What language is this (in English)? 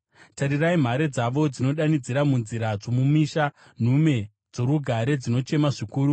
Shona